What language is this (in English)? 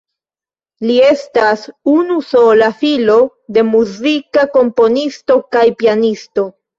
Esperanto